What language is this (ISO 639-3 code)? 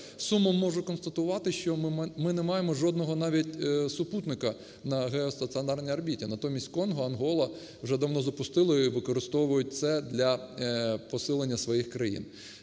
ukr